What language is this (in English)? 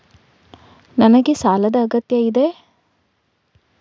Kannada